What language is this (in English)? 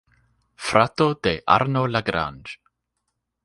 Esperanto